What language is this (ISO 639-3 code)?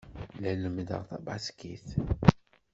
kab